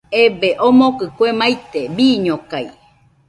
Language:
Nüpode Huitoto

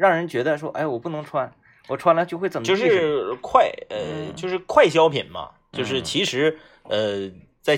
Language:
Chinese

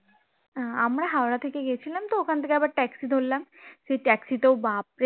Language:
Bangla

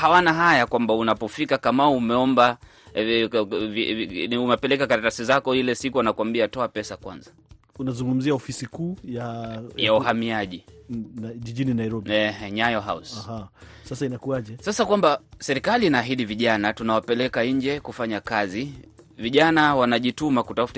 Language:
Swahili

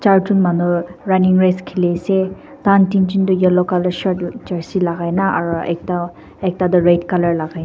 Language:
Naga Pidgin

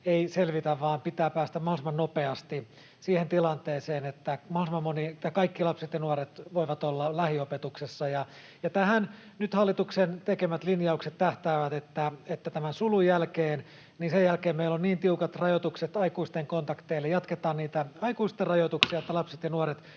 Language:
Finnish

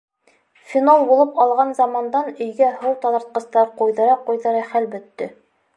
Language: Bashkir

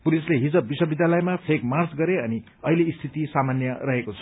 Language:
Nepali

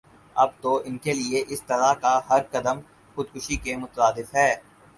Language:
Urdu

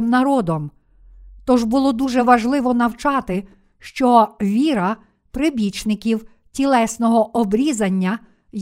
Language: Ukrainian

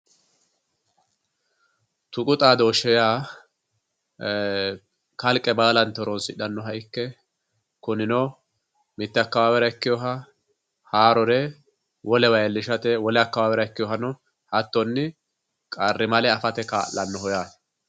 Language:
Sidamo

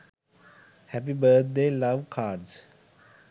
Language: Sinhala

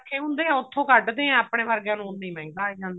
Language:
Punjabi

